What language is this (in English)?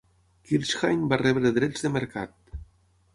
Catalan